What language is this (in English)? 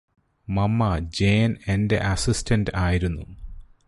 Malayalam